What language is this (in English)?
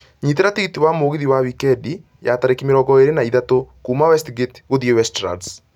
Kikuyu